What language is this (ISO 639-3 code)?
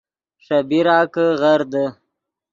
ydg